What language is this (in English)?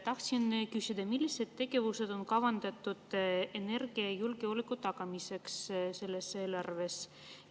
Estonian